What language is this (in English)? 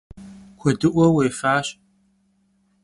Kabardian